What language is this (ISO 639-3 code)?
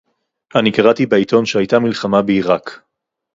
heb